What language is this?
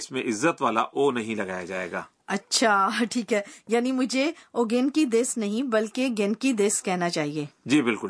Urdu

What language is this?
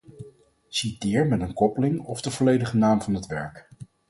Dutch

